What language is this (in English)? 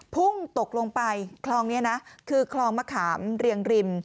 Thai